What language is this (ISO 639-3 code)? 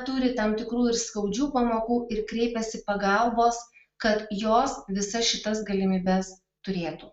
lit